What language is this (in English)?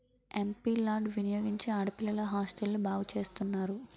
Telugu